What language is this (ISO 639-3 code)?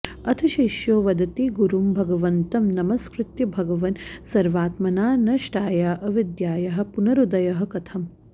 san